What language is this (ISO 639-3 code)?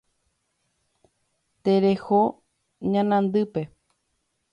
grn